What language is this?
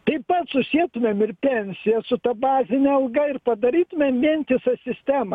Lithuanian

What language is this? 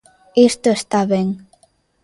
Galician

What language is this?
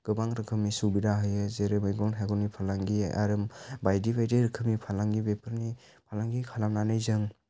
Bodo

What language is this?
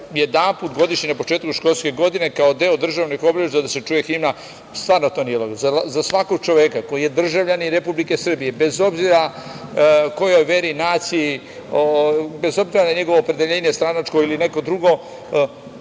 Serbian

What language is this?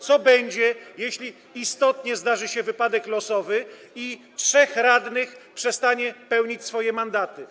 Polish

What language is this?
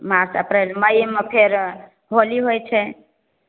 Maithili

